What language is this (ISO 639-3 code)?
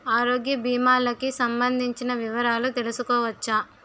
tel